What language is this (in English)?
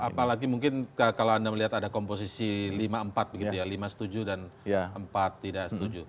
Indonesian